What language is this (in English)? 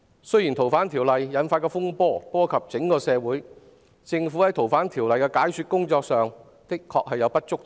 Cantonese